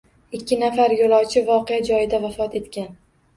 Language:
Uzbek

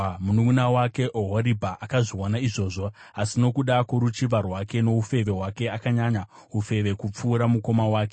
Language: Shona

